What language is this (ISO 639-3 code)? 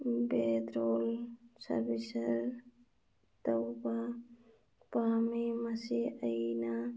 mni